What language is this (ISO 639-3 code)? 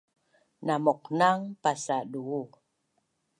bnn